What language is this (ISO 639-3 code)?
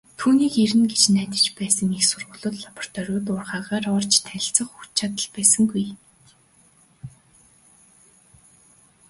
mon